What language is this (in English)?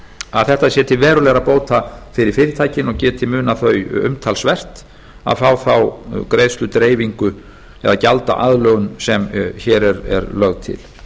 Icelandic